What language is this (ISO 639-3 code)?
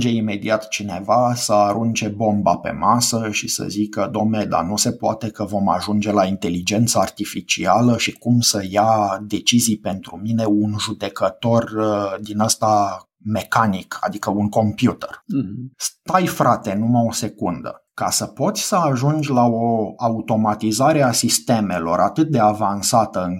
ron